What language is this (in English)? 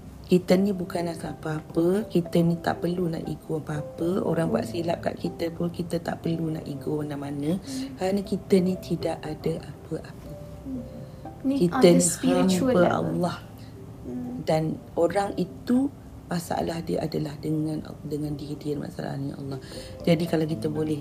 Malay